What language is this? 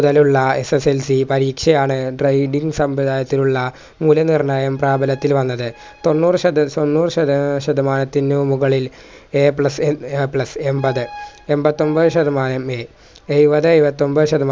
Malayalam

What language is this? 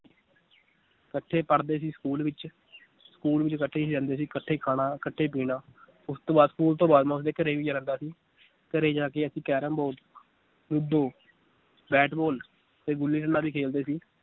Punjabi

